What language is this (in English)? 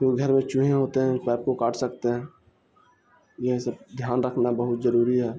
Urdu